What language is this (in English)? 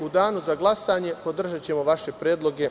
Serbian